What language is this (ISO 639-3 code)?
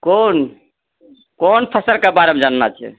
mai